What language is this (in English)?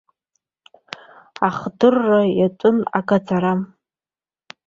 Abkhazian